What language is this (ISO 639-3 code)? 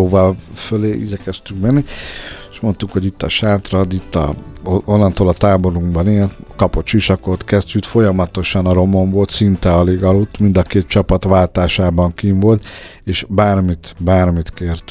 hun